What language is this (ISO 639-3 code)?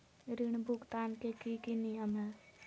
mag